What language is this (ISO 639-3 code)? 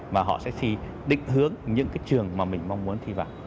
vie